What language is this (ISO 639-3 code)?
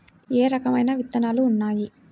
tel